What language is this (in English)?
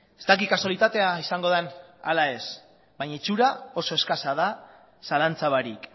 Basque